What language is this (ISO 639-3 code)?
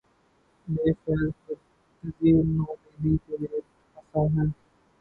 urd